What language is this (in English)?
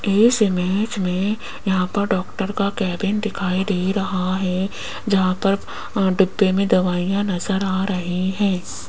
Hindi